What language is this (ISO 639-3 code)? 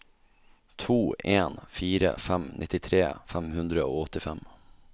nor